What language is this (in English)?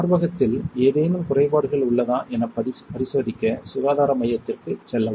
Tamil